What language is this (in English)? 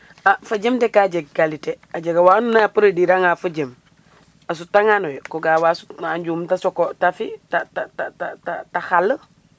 Serer